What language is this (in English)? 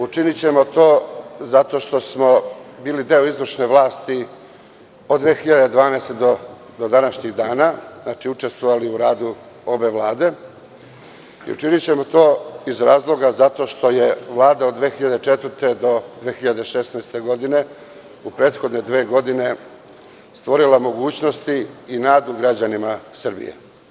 Serbian